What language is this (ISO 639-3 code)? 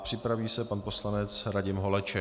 ces